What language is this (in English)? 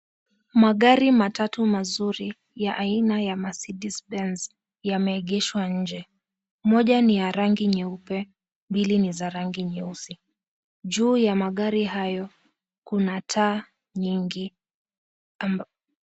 Swahili